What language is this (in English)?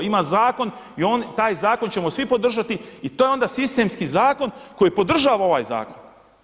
Croatian